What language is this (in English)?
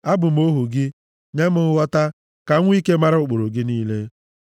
Igbo